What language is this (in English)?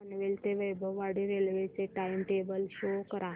Marathi